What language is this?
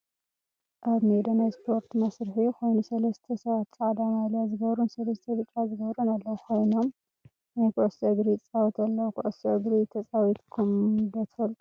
Tigrinya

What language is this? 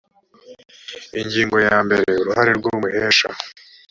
Kinyarwanda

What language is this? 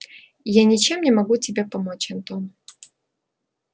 Russian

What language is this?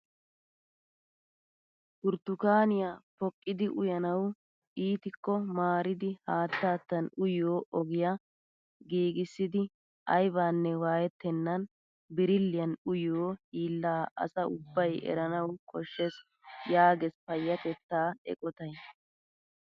Wolaytta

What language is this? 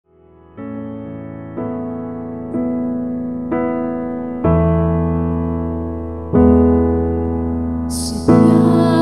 Filipino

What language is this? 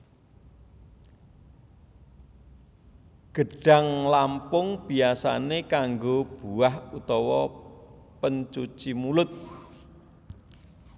Javanese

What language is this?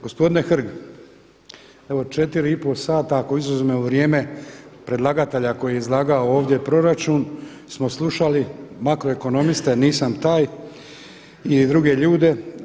Croatian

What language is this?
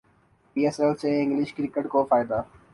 Urdu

